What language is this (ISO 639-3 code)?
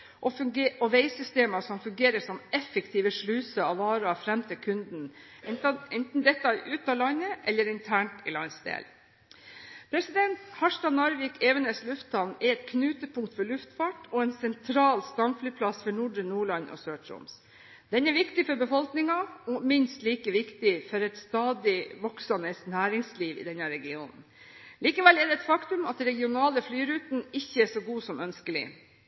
nob